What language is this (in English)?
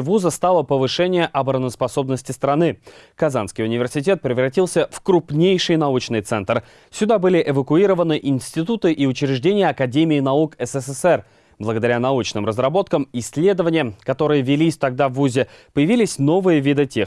Russian